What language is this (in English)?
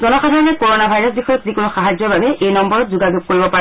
Assamese